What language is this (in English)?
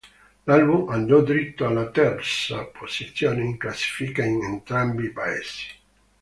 Italian